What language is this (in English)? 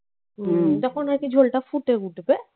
Bangla